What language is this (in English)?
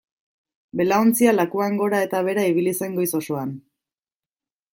Basque